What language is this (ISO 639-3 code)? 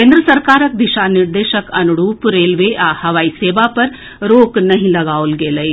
mai